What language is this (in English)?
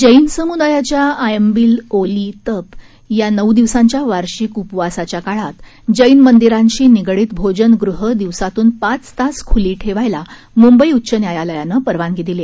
Marathi